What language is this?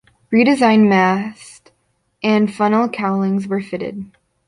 English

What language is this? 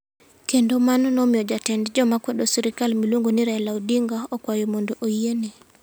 Luo (Kenya and Tanzania)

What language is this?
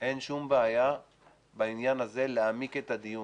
Hebrew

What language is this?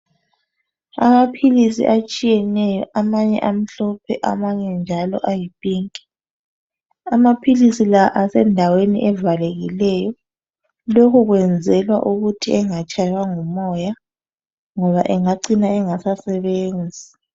North Ndebele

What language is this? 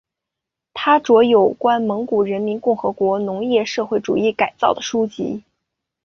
Chinese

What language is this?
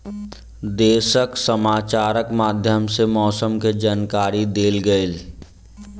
Maithili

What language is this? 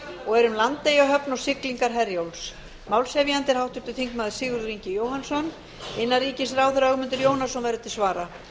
Icelandic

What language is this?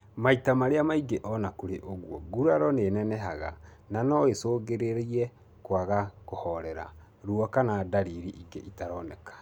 Kikuyu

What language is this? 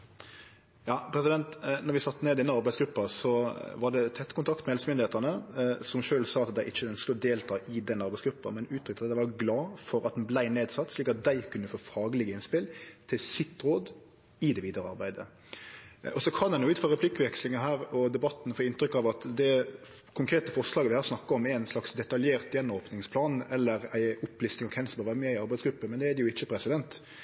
Norwegian Nynorsk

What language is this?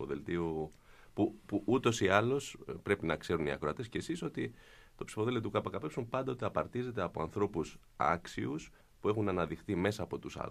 Greek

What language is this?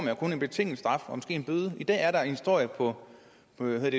Danish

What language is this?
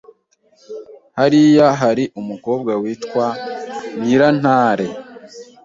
Kinyarwanda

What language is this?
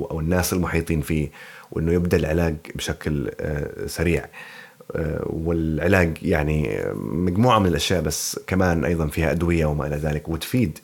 Arabic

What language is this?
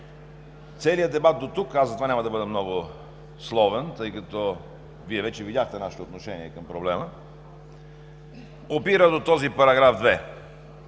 Bulgarian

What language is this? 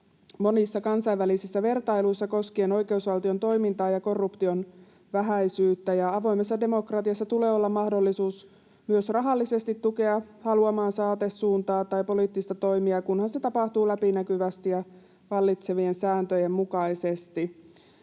Finnish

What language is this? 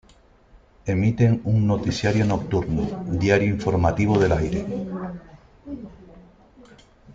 Spanish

